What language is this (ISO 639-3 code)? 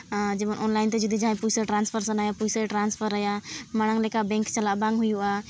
sat